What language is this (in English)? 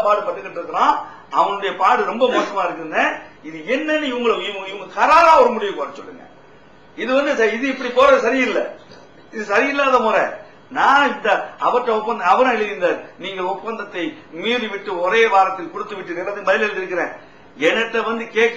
Arabic